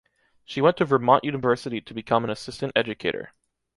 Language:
English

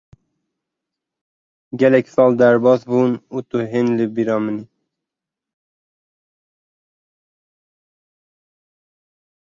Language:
Kurdish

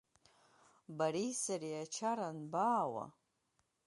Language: Abkhazian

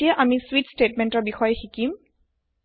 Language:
Assamese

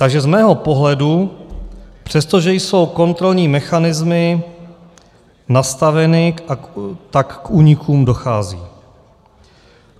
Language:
Czech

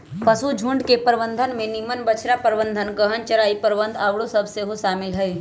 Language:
Magahi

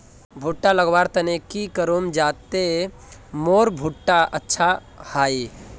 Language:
Magahi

